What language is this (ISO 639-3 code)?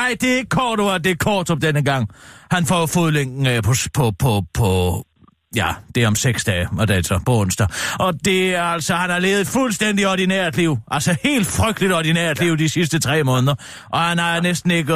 dan